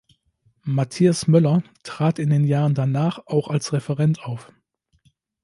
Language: German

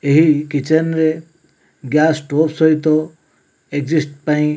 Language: Odia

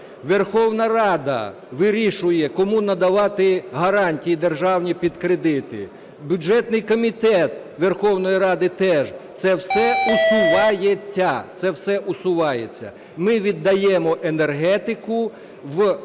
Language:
Ukrainian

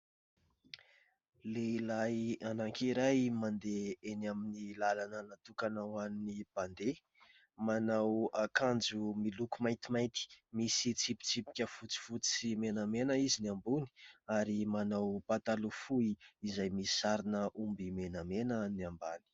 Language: Malagasy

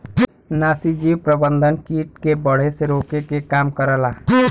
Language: Bhojpuri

